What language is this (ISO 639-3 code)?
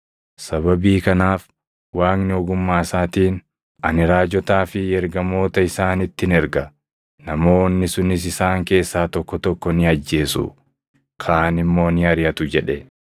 orm